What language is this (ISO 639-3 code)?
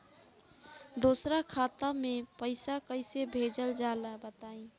bho